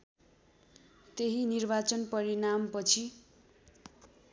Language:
Nepali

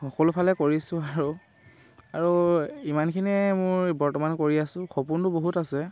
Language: Assamese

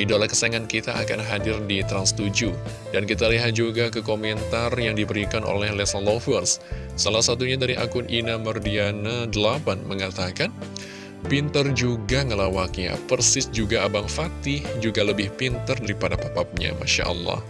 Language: Indonesian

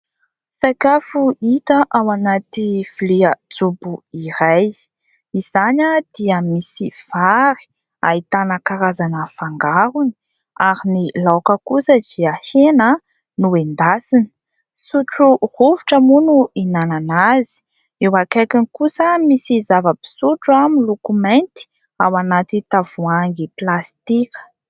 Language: Malagasy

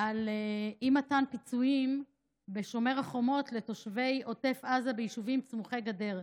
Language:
Hebrew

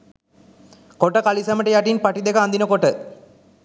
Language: Sinhala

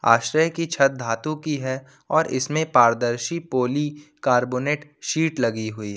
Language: Hindi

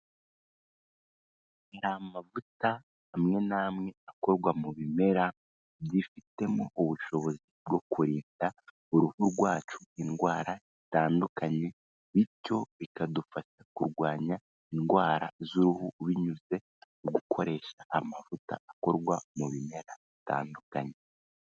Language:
Kinyarwanda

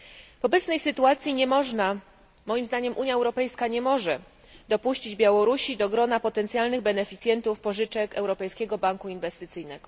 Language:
Polish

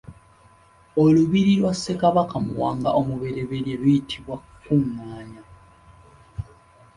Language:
Ganda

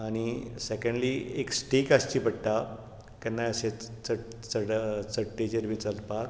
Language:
Konkani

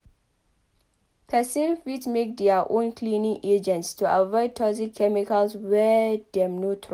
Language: Nigerian Pidgin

